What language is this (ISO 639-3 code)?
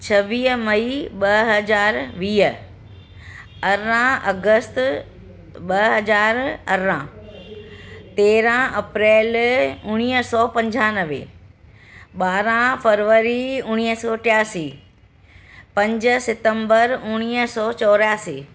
snd